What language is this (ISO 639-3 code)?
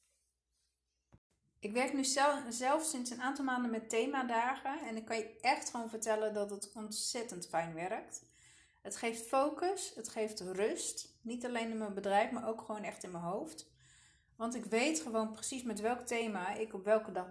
nld